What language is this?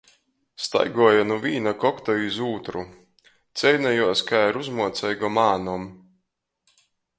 Latgalian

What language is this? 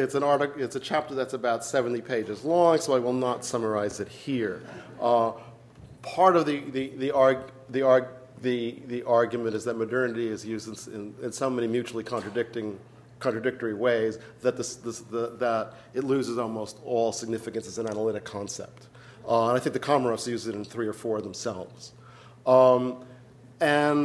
English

